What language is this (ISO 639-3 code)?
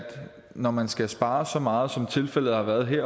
dan